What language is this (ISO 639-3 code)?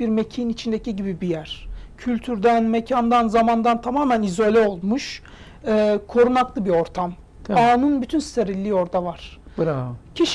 tur